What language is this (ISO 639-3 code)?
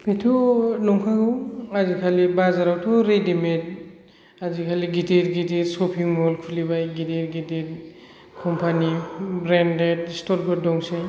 brx